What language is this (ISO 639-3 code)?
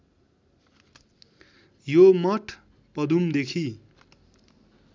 nep